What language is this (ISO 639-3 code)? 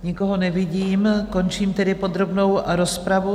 ces